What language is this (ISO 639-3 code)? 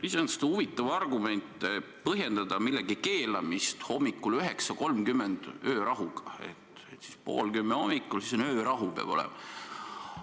est